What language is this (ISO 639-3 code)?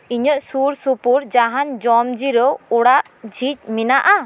sat